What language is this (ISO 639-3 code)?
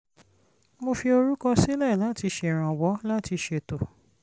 yor